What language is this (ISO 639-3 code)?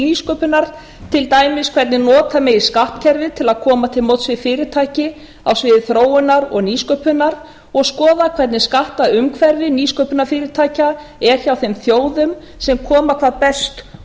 isl